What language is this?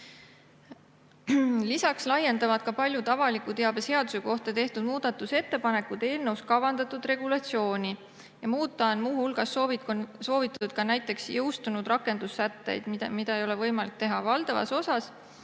Estonian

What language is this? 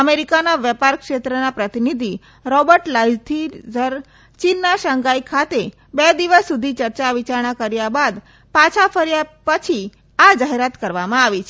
Gujarati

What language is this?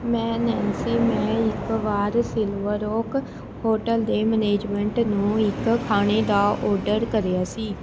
Punjabi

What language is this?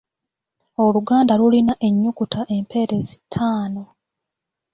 Ganda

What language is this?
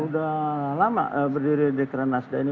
Indonesian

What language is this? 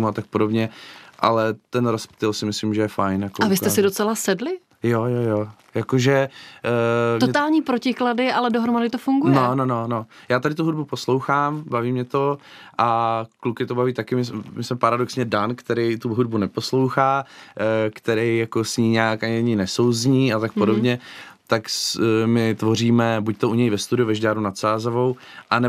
Czech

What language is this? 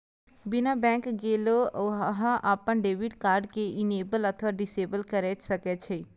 Maithili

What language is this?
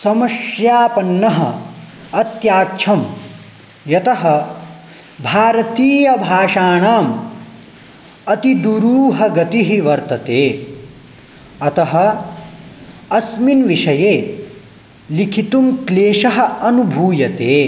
Sanskrit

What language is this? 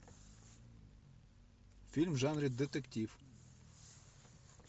Russian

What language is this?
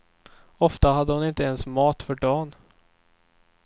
Swedish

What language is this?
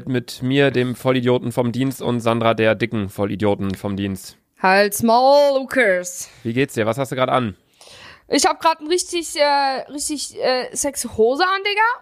German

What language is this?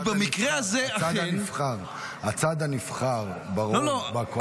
Hebrew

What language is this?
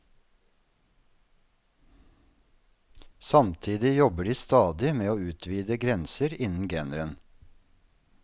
Norwegian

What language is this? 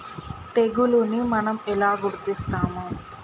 Telugu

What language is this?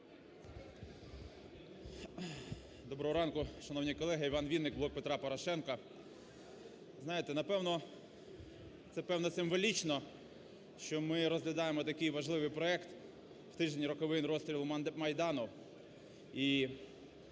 Ukrainian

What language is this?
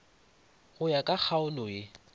Northern Sotho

